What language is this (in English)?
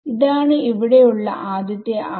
Malayalam